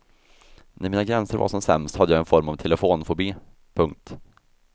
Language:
Swedish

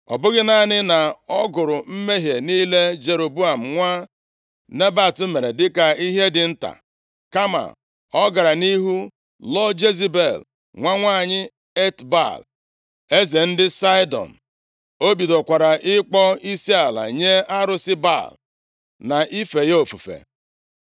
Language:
Igbo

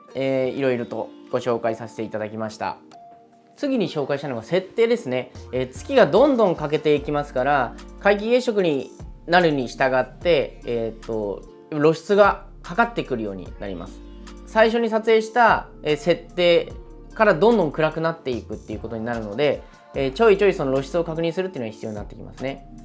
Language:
Japanese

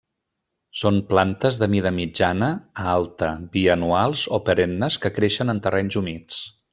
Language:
Catalan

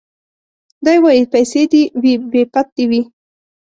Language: Pashto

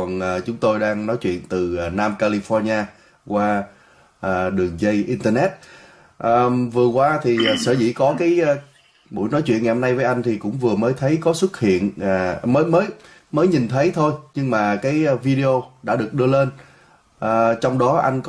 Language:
Vietnamese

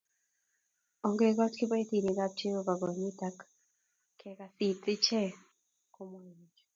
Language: Kalenjin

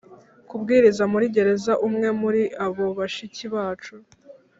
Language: Kinyarwanda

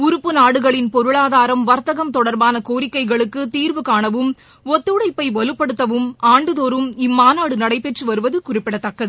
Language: Tamil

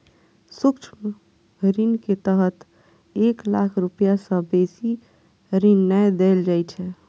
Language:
Maithili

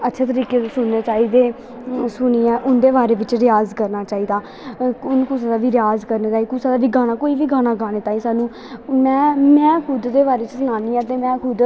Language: Dogri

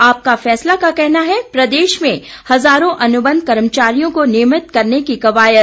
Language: Hindi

